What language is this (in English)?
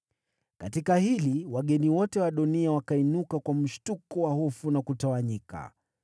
Swahili